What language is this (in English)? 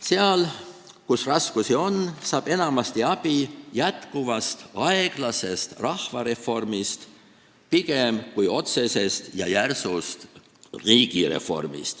Estonian